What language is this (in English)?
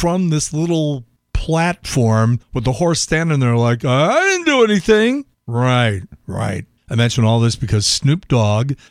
English